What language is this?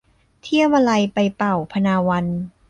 Thai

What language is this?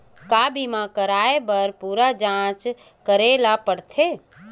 Chhattisgarhi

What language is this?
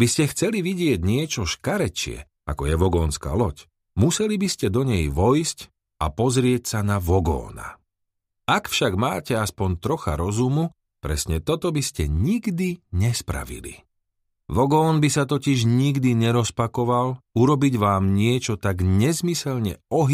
Slovak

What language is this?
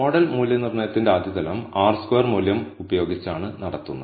Malayalam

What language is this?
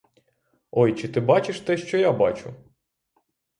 Ukrainian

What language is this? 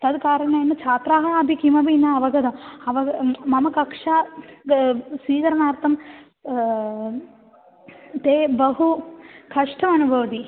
Sanskrit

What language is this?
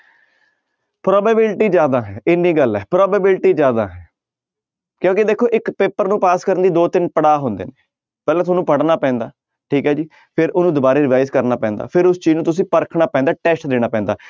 Punjabi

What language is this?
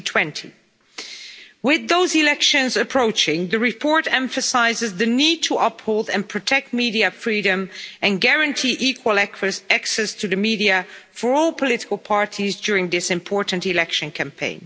English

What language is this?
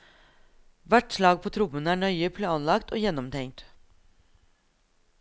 Norwegian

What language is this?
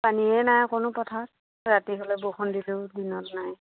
Assamese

